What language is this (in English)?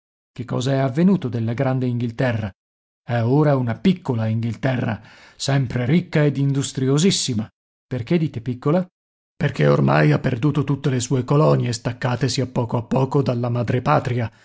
Italian